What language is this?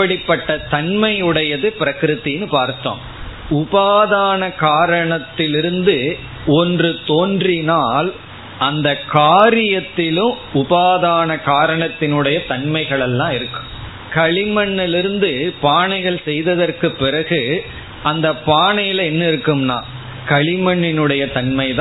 Tamil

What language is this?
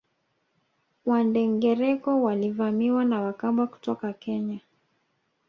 Swahili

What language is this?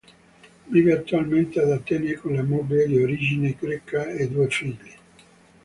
Italian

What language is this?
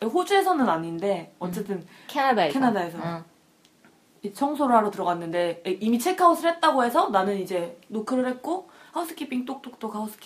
Korean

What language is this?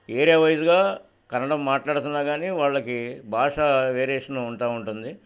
Telugu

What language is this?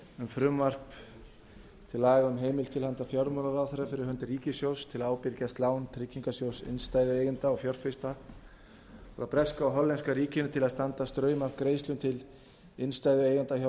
Icelandic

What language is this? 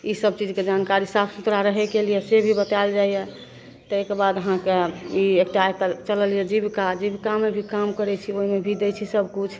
Maithili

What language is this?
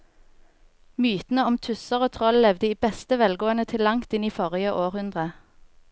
Norwegian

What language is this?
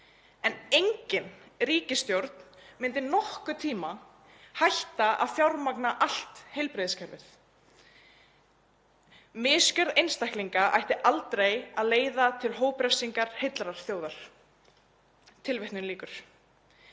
Icelandic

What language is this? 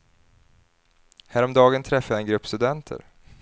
Swedish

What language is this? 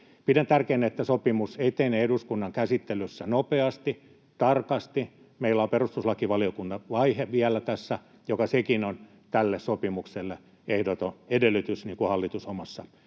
Finnish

